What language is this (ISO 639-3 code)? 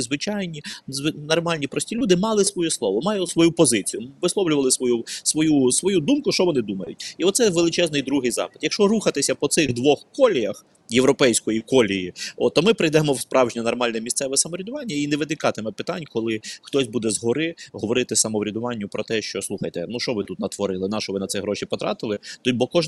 ukr